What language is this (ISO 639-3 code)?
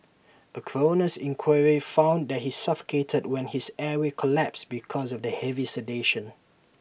eng